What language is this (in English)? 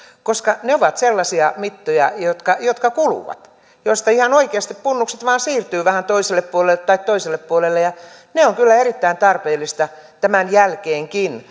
Finnish